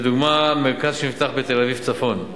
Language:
Hebrew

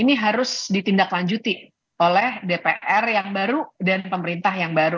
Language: Indonesian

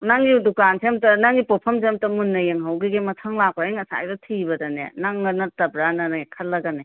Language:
Manipuri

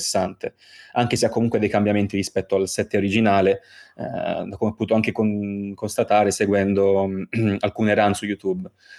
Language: Italian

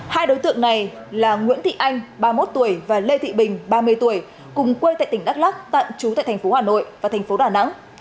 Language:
Vietnamese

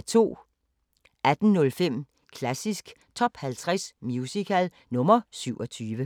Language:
Danish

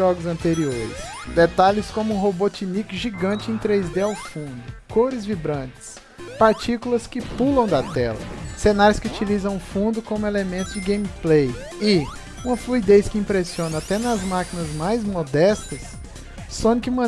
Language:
Portuguese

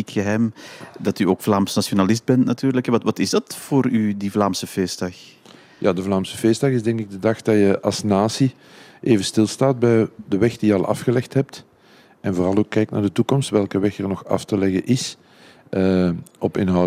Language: Dutch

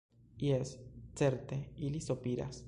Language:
Esperanto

